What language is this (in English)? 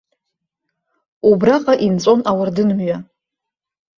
Abkhazian